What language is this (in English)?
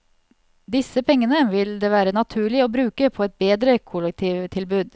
Norwegian